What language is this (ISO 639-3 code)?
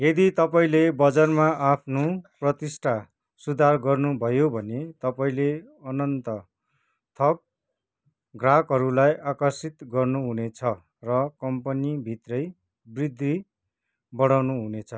nep